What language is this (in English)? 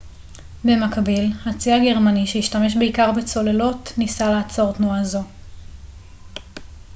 Hebrew